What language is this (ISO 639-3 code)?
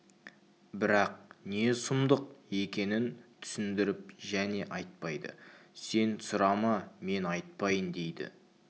kaz